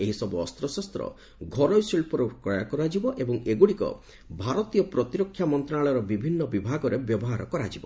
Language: Odia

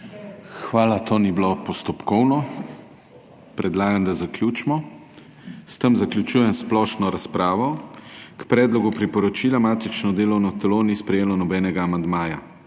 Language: Slovenian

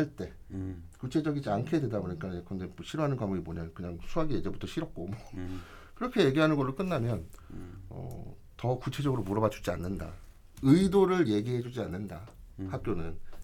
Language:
Korean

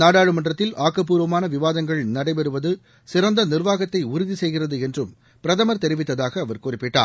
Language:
Tamil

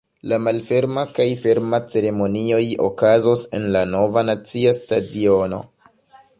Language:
Esperanto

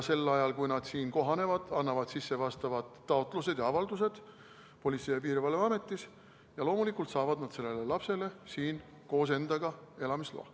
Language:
Estonian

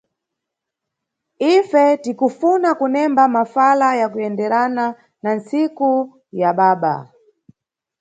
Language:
Nyungwe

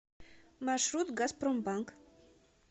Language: Russian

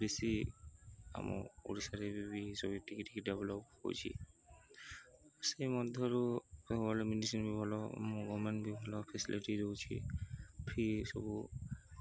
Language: Odia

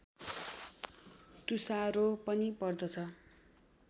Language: Nepali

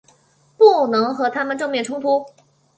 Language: Chinese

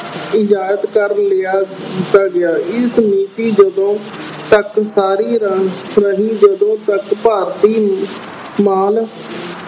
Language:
Punjabi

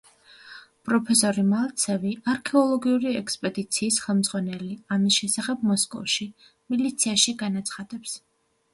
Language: Georgian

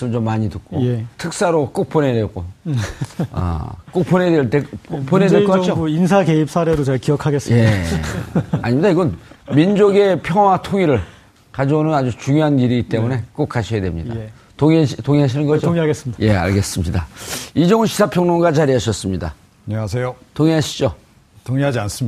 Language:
Korean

